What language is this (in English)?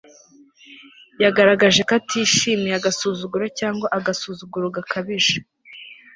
Kinyarwanda